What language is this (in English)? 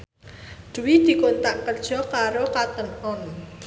Javanese